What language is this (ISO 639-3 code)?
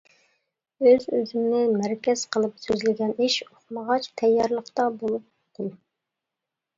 uig